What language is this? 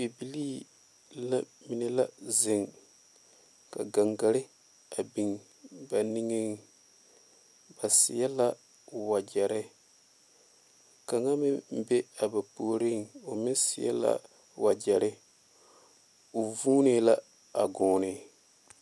Southern Dagaare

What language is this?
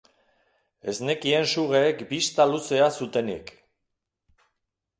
Basque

